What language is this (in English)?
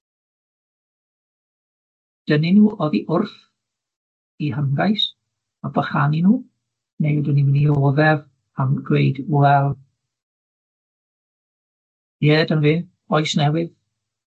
Welsh